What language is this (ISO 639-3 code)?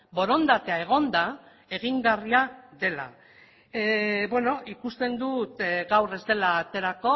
eus